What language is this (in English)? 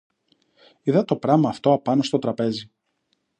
Greek